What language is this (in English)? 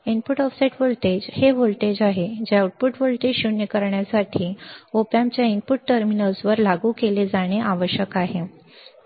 Marathi